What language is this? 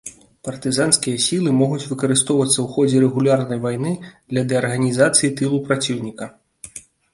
Belarusian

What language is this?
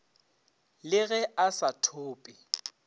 Northern Sotho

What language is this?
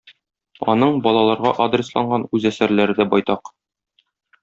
Tatar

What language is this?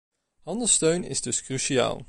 Dutch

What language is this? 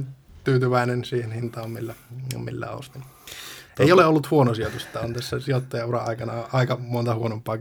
Finnish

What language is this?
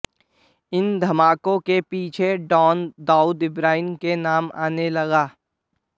Hindi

